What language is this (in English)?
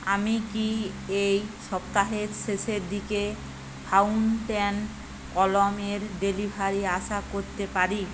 Bangla